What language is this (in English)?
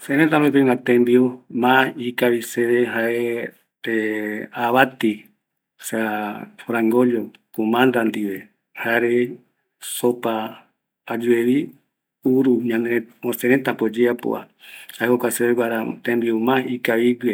Eastern Bolivian Guaraní